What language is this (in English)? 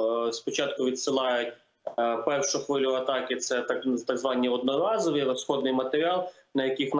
Ukrainian